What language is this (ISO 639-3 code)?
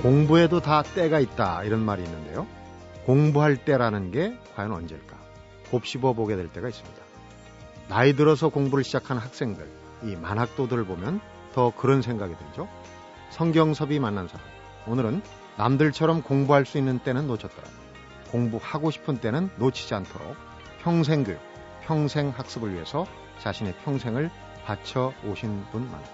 kor